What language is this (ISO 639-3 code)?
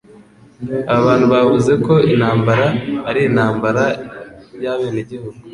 kin